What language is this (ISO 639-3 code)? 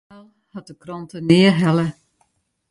fry